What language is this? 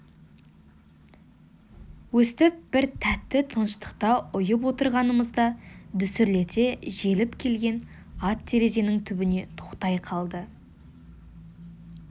Kazakh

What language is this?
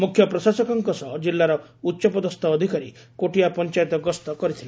Odia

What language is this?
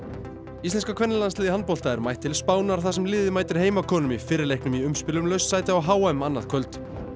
Icelandic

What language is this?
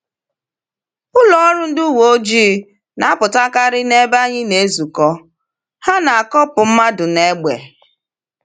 Igbo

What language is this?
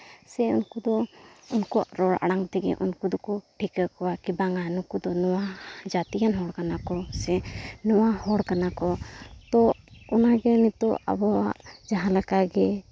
Santali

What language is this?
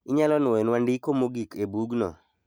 Luo (Kenya and Tanzania)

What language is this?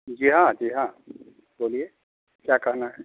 Hindi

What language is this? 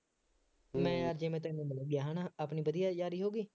Punjabi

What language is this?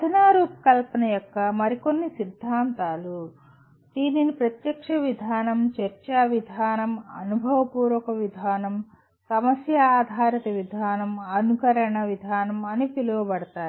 Telugu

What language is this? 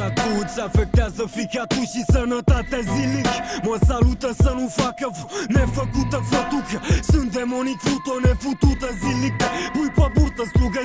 Romanian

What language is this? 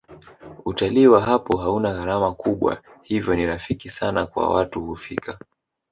Swahili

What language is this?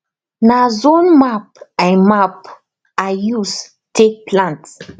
Nigerian Pidgin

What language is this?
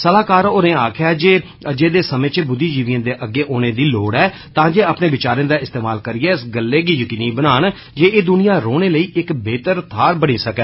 Dogri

